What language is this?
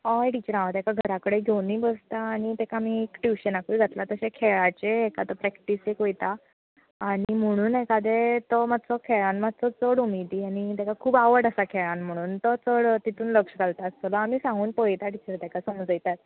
Konkani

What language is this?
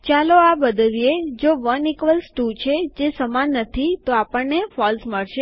Gujarati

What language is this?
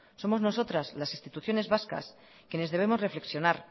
Spanish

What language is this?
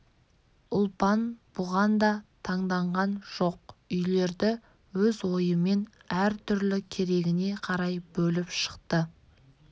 Kazakh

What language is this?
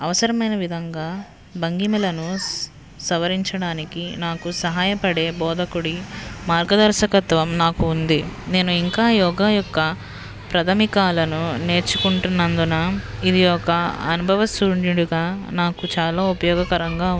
Telugu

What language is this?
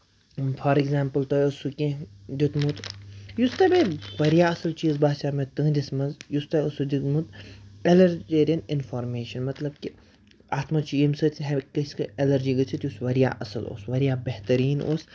Kashmiri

